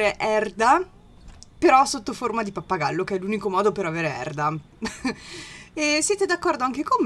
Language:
Italian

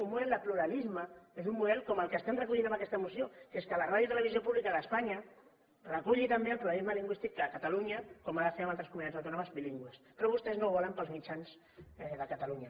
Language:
Catalan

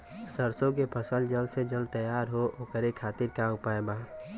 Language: Bhojpuri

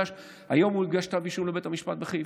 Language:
Hebrew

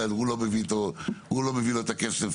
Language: Hebrew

